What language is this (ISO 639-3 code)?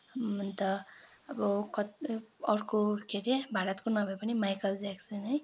nep